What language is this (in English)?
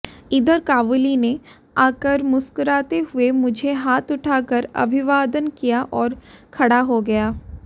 Hindi